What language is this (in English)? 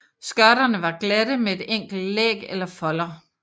Danish